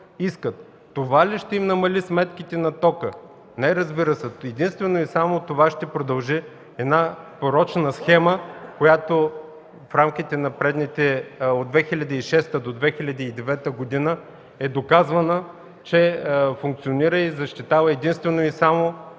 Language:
Bulgarian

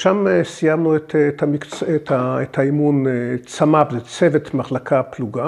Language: Hebrew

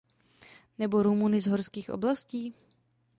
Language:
Czech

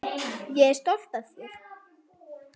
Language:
Icelandic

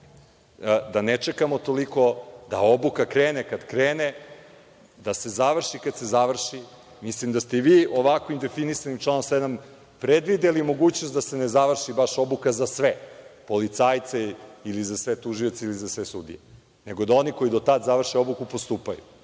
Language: Serbian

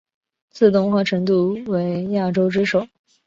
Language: Chinese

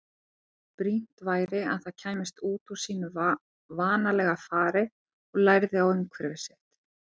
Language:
Icelandic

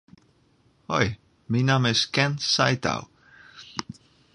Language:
Western Frisian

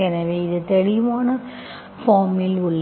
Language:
Tamil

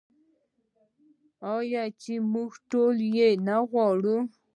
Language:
Pashto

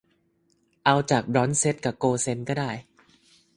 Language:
Thai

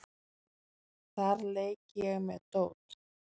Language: Icelandic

